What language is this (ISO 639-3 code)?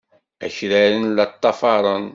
kab